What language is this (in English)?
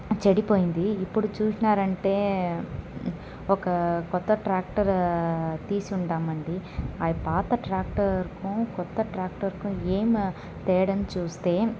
Telugu